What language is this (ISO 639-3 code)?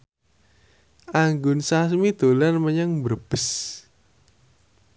jav